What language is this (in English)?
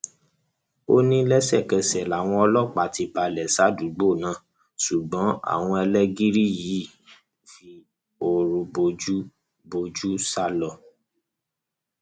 Yoruba